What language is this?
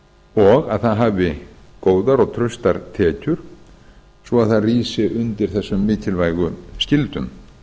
Icelandic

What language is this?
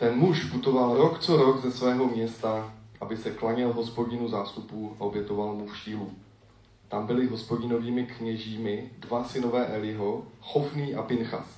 Czech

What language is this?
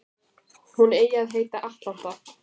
Icelandic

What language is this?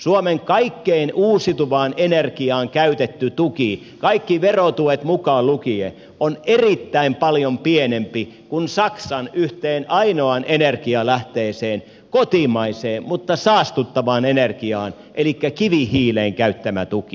Finnish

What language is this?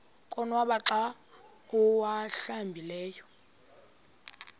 Xhosa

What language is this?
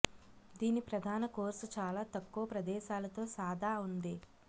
Telugu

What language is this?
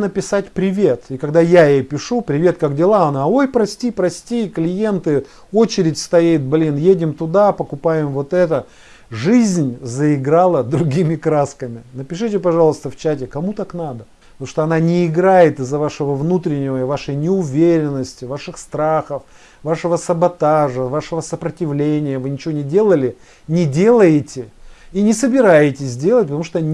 Russian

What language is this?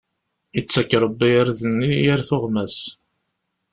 Kabyle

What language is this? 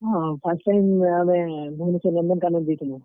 Odia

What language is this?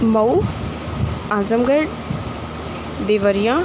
Urdu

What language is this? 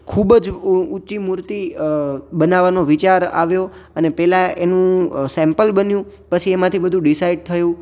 Gujarati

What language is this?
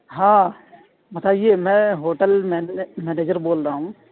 Urdu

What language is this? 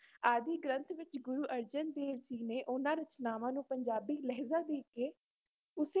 Punjabi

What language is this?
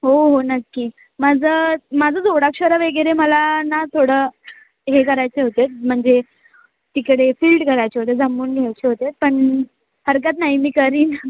Marathi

